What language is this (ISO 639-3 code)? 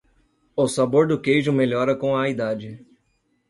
por